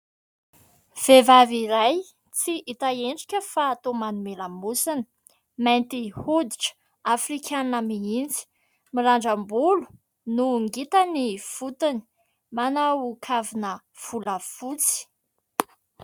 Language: Malagasy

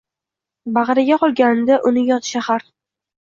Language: Uzbek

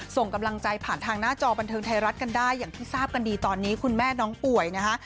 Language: Thai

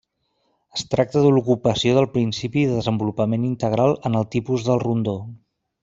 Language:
Catalan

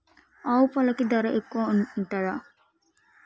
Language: Telugu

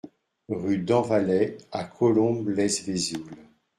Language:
French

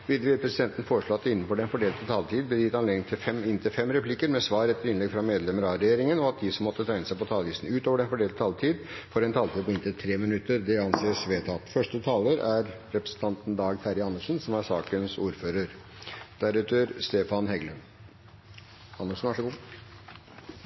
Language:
Norwegian Bokmål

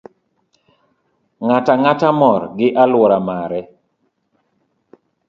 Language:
Luo (Kenya and Tanzania)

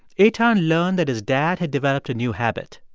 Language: English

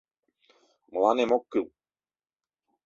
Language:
Mari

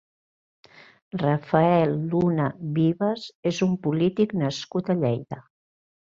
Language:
Catalan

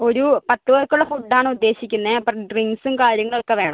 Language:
Malayalam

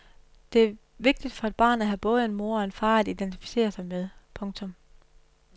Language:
Danish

